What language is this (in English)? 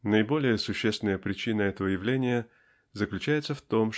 Russian